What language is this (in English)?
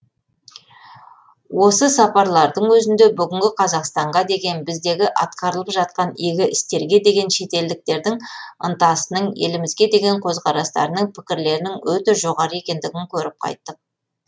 Kazakh